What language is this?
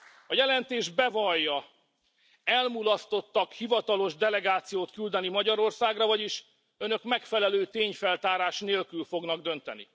Hungarian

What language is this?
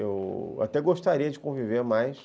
Portuguese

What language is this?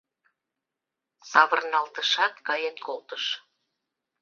Mari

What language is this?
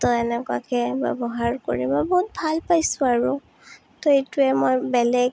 Assamese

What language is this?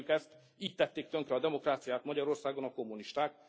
Hungarian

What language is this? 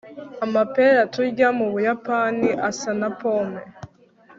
Kinyarwanda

